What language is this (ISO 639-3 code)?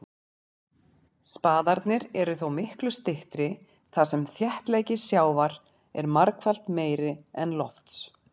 isl